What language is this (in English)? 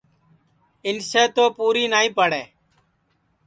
Sansi